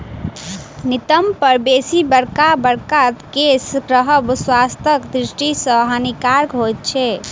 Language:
Maithili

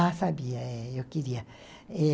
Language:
Portuguese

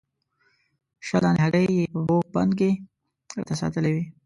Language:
Pashto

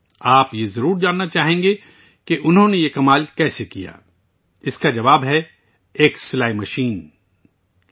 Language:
Urdu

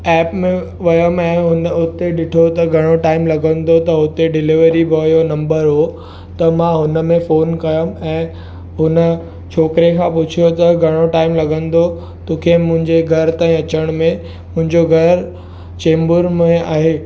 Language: Sindhi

